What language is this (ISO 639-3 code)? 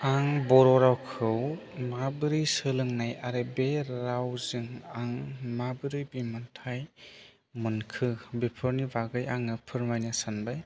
brx